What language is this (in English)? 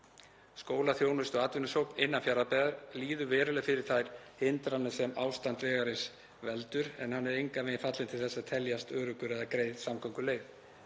Icelandic